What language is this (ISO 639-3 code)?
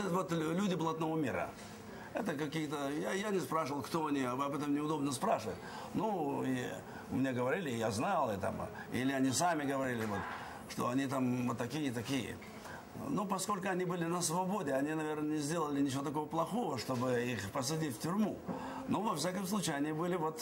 rus